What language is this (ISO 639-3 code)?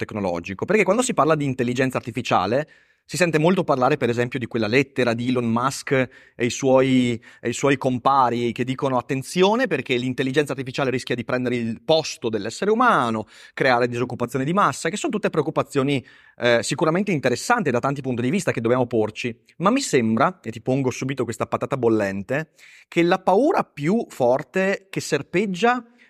ita